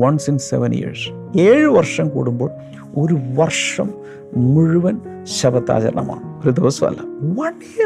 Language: Malayalam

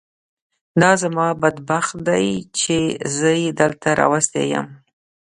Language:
Pashto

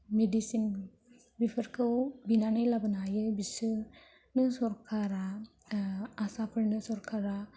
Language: Bodo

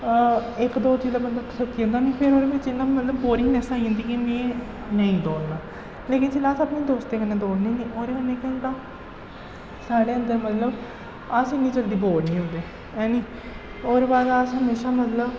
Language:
Dogri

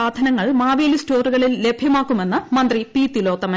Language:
Malayalam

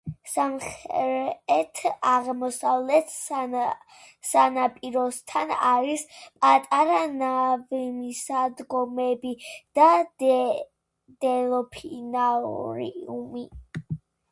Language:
Georgian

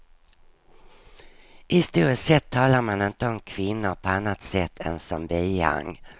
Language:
Swedish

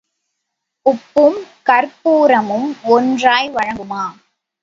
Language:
Tamil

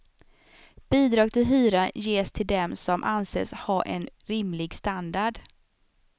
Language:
Swedish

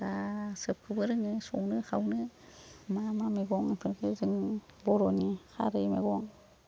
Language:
Bodo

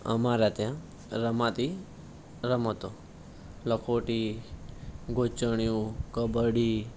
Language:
Gujarati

